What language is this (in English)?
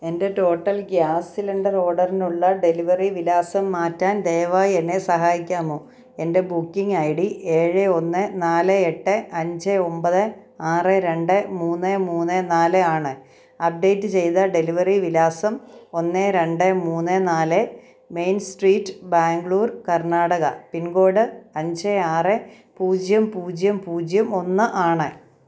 Malayalam